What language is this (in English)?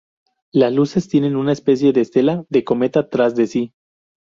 Spanish